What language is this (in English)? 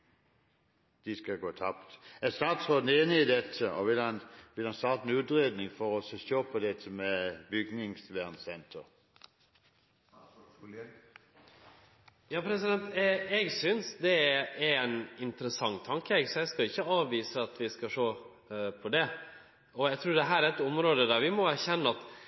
Norwegian